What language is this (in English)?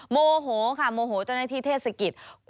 Thai